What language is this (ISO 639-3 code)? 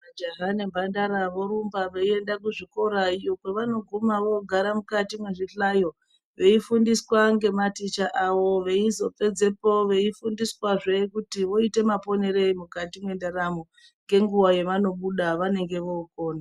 ndc